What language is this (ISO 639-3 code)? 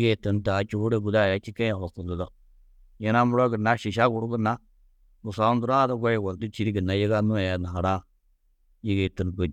tuq